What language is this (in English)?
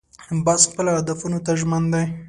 Pashto